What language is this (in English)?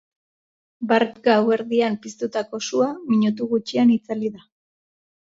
Basque